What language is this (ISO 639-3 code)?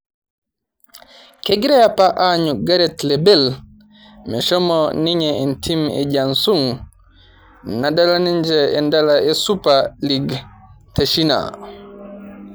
mas